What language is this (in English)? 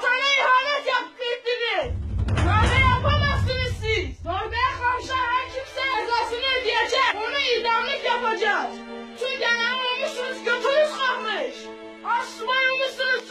Turkish